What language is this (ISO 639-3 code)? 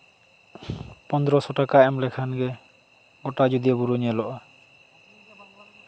sat